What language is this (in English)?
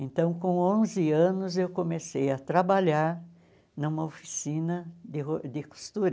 Portuguese